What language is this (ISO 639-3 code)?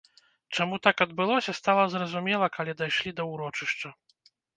bel